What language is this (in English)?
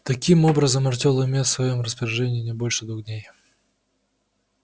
Russian